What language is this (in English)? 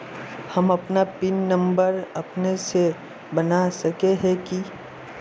Magahi